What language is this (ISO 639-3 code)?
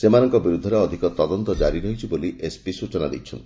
ori